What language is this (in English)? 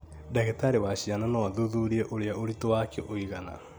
Kikuyu